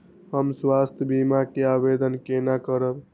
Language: Maithili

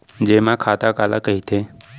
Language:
Chhattisgarhi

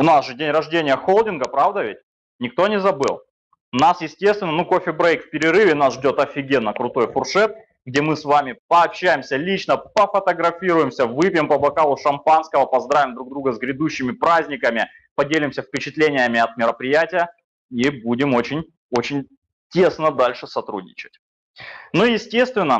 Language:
Russian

